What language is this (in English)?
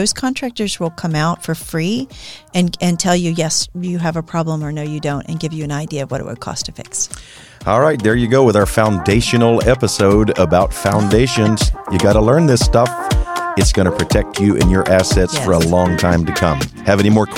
English